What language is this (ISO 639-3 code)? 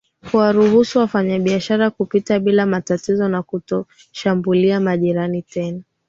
swa